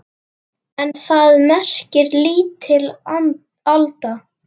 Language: Icelandic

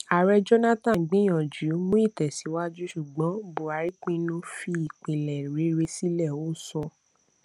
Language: Yoruba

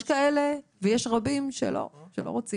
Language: Hebrew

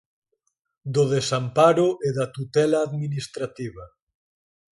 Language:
Galician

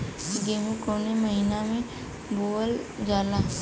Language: Bhojpuri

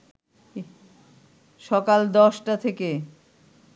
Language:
Bangla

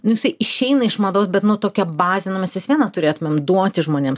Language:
Lithuanian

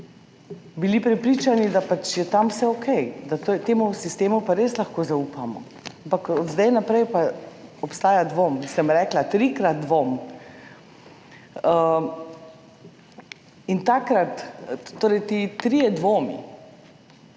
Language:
Slovenian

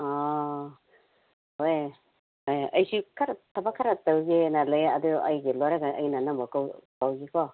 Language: Manipuri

